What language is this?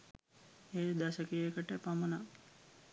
Sinhala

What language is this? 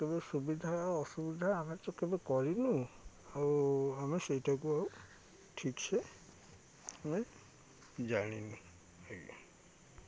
Odia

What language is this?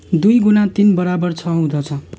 Nepali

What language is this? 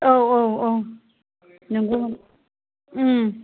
Bodo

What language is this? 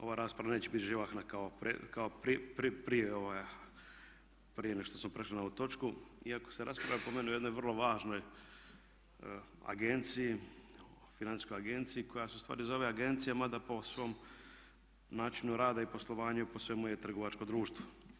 Croatian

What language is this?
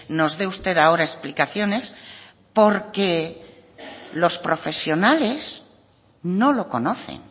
Spanish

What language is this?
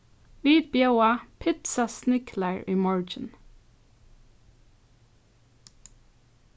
Faroese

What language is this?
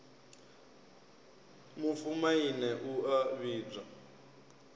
Venda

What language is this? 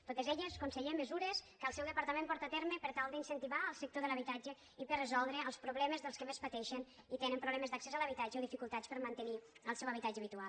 Catalan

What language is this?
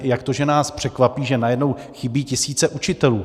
Czech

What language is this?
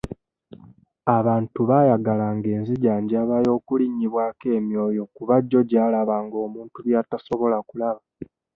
Ganda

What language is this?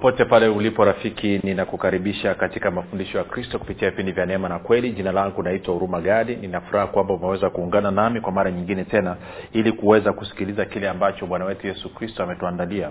Swahili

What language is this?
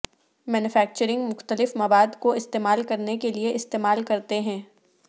Urdu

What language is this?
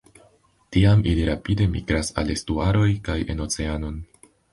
Esperanto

